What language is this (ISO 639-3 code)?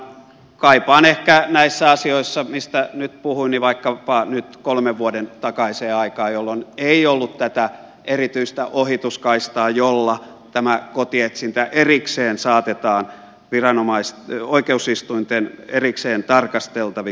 fin